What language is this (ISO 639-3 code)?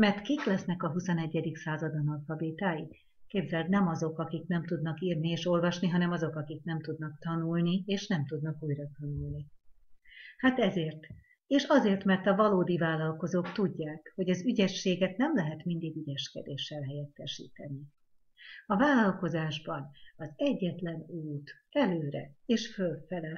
hun